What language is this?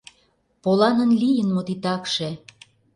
Mari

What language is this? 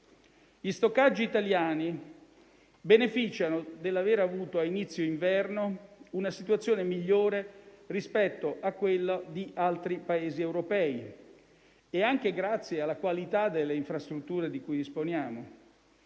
Italian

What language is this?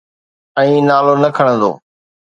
Sindhi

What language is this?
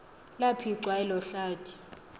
Xhosa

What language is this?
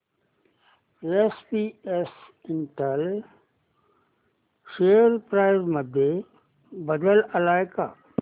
Marathi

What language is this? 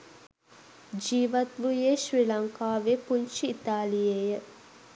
Sinhala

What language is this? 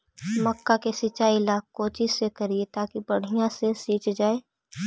Magahi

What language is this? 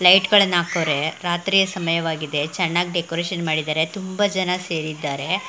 Kannada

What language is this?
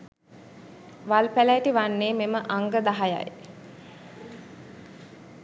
Sinhala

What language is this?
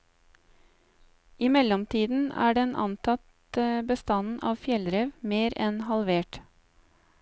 Norwegian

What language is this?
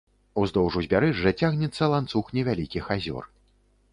Belarusian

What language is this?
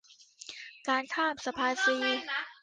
Thai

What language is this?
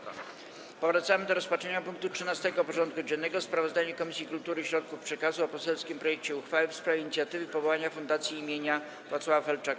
Polish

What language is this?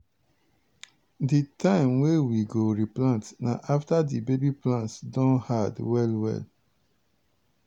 Nigerian Pidgin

